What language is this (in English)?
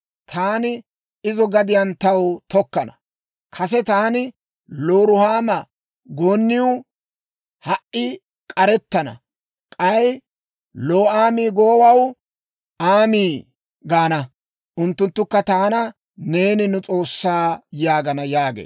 Dawro